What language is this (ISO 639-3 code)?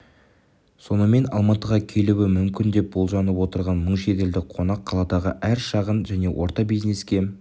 kaz